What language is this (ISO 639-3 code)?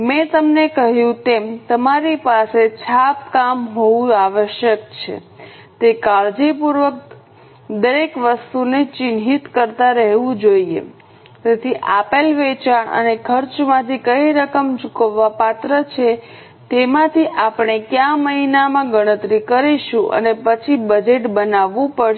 guj